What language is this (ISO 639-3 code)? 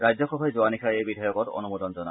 asm